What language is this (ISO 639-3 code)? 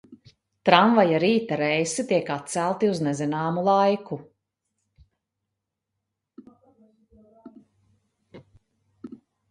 lav